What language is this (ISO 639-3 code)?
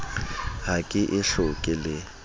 sot